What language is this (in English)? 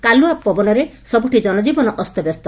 Odia